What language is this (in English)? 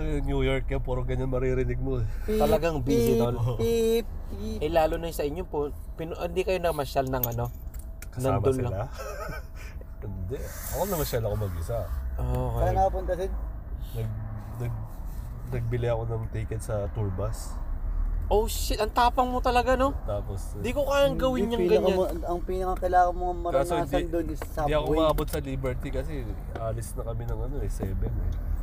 Filipino